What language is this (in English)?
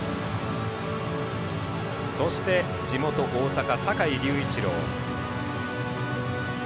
Japanese